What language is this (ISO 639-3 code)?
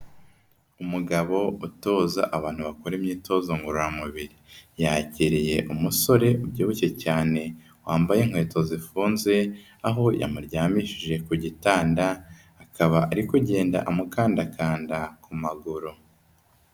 kin